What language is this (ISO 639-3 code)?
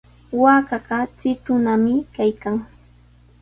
qws